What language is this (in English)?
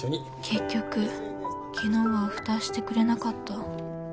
Japanese